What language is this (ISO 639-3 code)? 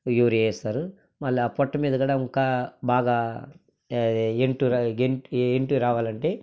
tel